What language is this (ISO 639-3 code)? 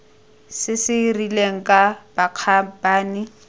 tsn